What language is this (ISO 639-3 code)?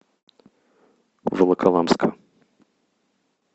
rus